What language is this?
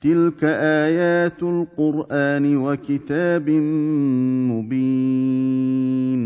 Arabic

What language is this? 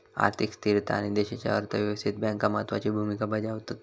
Marathi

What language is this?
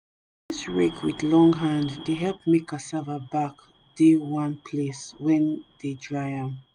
Nigerian Pidgin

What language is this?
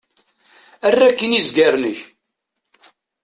Kabyle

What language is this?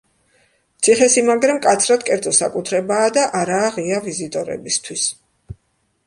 Georgian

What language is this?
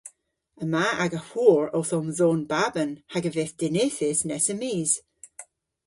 Cornish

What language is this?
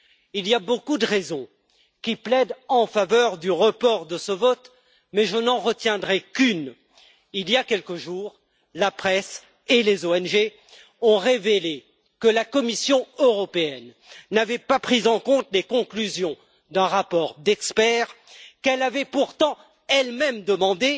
French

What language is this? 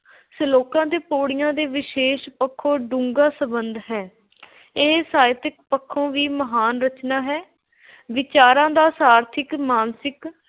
Punjabi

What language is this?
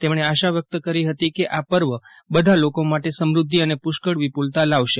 Gujarati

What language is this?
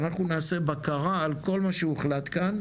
Hebrew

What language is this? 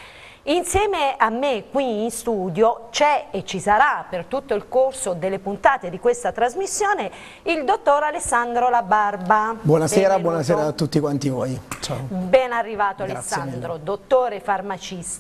Italian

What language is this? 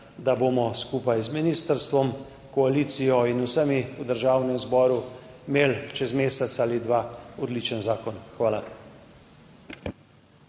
Slovenian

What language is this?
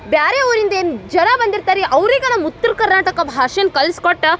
Kannada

